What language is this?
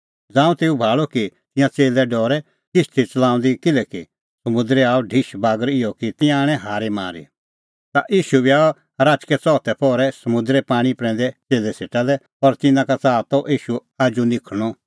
Kullu Pahari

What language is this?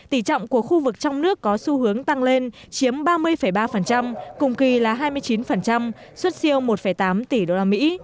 Vietnamese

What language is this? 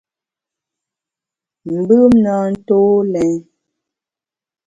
Bamun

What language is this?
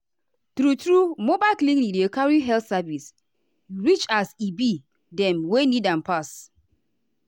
Nigerian Pidgin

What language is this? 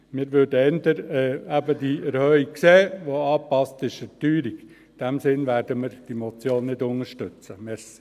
Swiss German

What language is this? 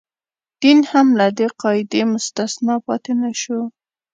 Pashto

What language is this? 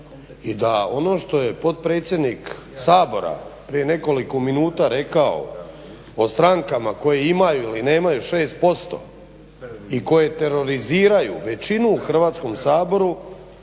Croatian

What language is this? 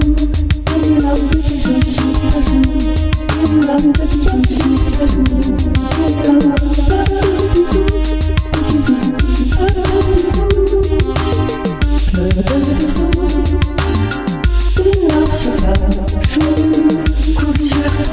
Korean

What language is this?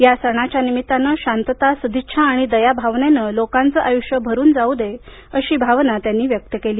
Marathi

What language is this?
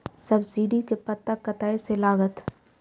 Maithili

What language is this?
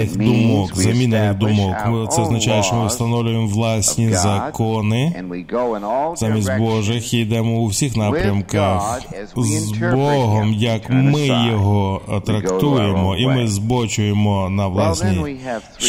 Ukrainian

